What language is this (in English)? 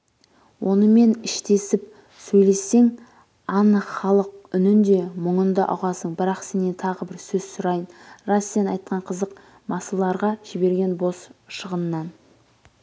Kazakh